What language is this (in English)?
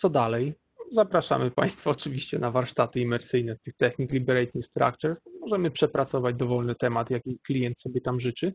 Polish